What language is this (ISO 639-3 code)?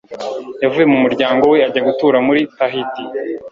kin